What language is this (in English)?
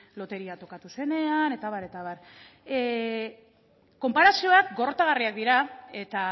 Basque